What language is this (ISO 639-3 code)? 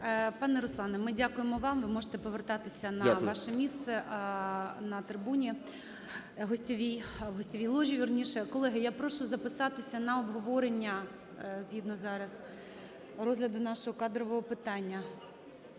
ukr